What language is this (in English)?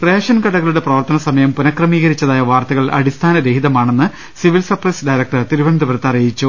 Malayalam